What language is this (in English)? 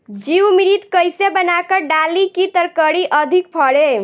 Bhojpuri